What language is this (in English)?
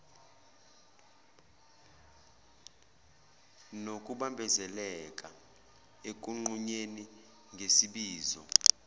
Zulu